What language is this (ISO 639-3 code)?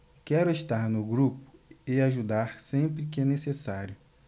por